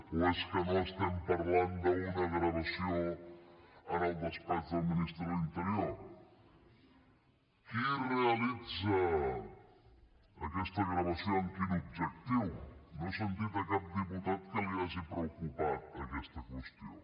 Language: Catalan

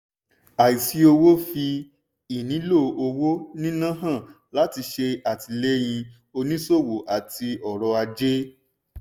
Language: Yoruba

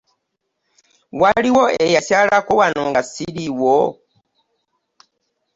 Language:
Ganda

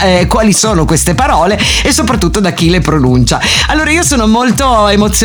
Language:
Italian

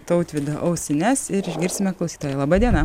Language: Lithuanian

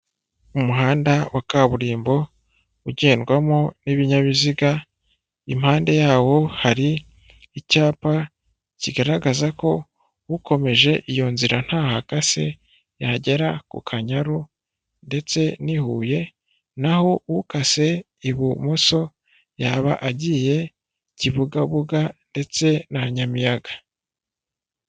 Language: Kinyarwanda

